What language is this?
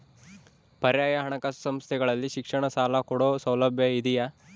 Kannada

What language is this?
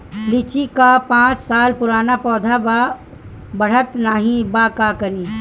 Bhojpuri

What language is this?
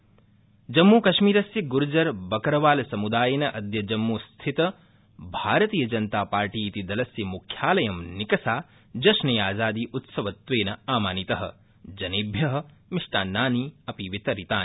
Sanskrit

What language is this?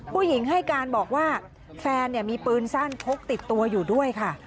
Thai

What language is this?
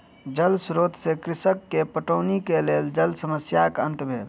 Maithili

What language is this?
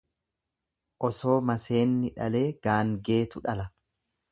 Oromo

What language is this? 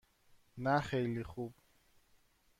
Persian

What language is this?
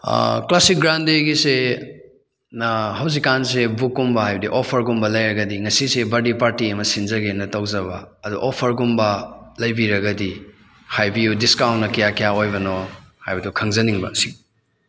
Manipuri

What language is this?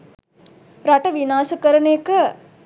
Sinhala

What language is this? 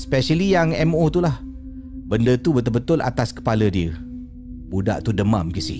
Malay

